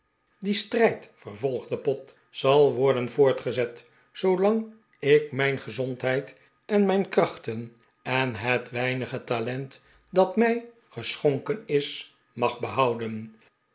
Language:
Dutch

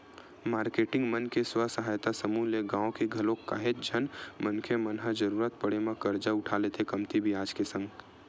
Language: Chhattisgarhi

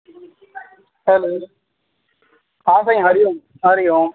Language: Sindhi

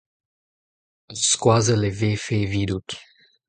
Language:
Breton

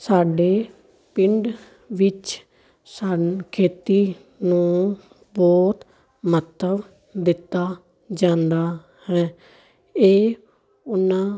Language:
Punjabi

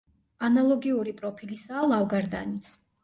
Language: Georgian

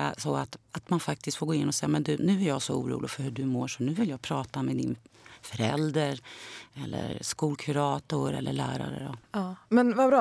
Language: Swedish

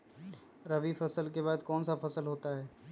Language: Magahi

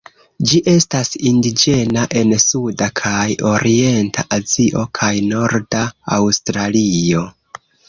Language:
Esperanto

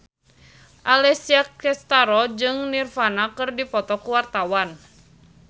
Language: Sundanese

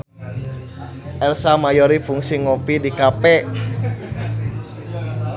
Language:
Sundanese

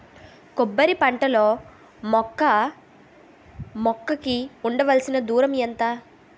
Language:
Telugu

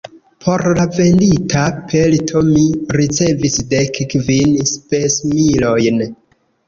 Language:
Esperanto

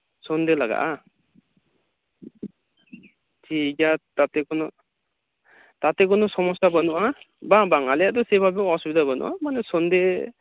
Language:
Santali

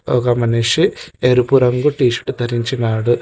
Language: Telugu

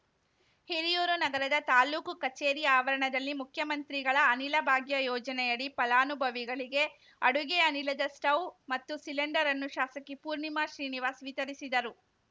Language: Kannada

